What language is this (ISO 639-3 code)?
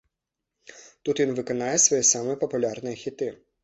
bel